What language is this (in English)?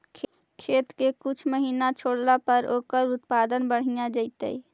Magahi